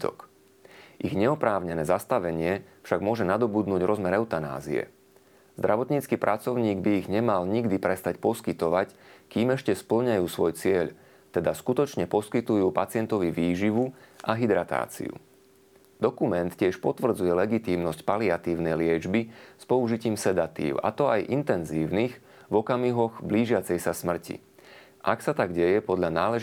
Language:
Slovak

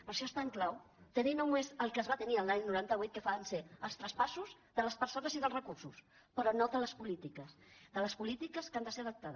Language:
Catalan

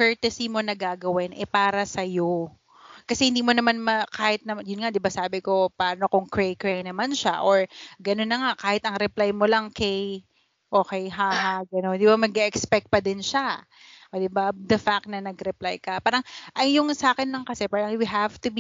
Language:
Filipino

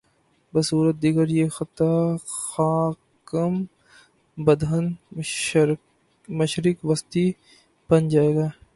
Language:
Urdu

